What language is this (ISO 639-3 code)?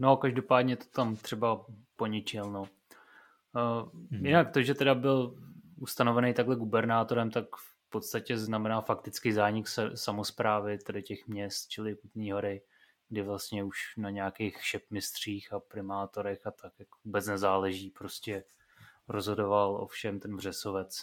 ces